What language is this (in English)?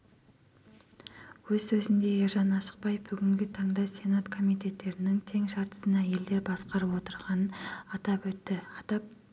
Kazakh